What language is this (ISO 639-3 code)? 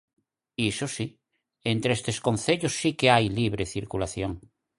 glg